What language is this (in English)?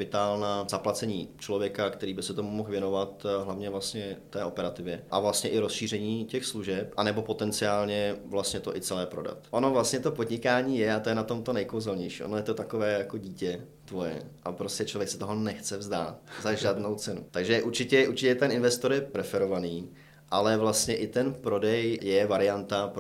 Czech